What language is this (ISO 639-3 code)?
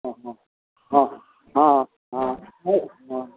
mai